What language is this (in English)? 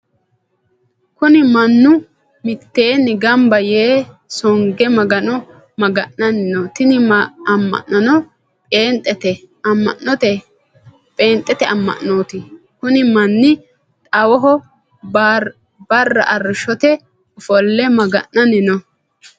Sidamo